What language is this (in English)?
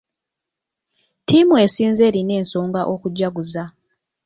Ganda